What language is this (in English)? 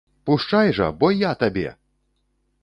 Belarusian